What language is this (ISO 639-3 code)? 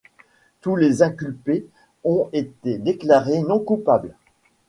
fra